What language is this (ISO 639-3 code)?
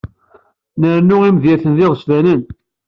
kab